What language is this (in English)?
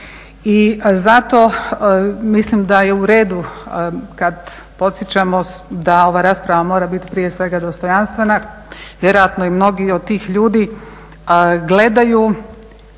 Croatian